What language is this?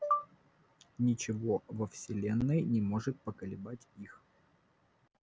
Russian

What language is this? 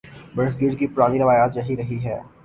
Urdu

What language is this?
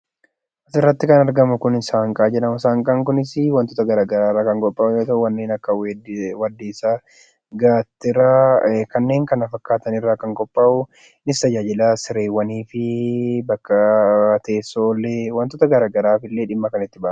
Oromo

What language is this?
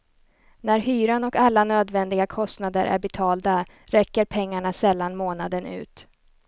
Swedish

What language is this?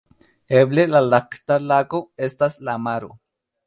Esperanto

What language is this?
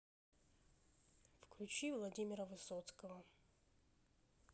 Russian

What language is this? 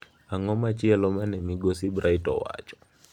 Luo (Kenya and Tanzania)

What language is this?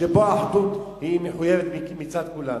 Hebrew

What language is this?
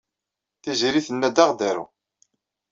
Kabyle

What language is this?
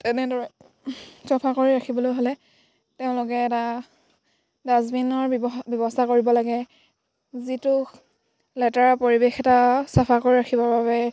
Assamese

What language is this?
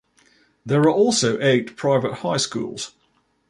English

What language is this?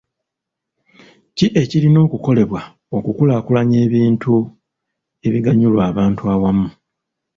Ganda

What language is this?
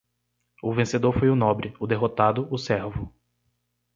Portuguese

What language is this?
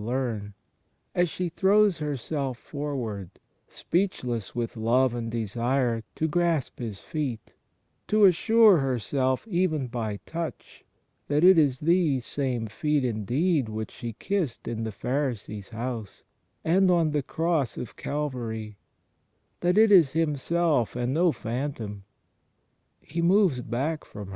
English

